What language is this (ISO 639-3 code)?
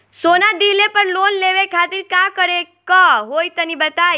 bho